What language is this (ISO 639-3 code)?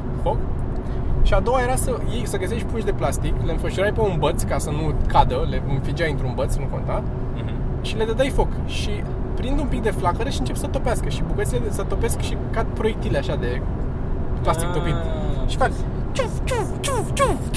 ron